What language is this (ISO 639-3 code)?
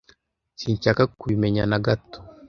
kin